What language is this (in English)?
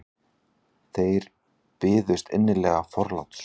Icelandic